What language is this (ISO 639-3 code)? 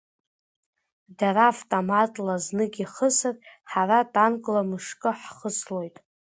abk